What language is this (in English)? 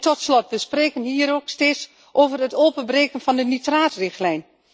Dutch